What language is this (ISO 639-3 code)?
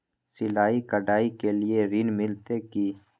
mai